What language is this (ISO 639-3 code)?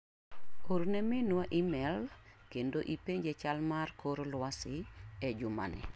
luo